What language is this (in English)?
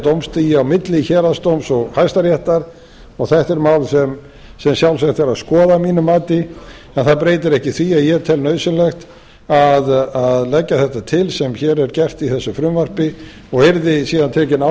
Icelandic